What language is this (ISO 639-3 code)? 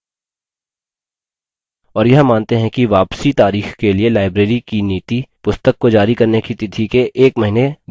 hin